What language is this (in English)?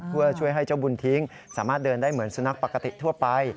Thai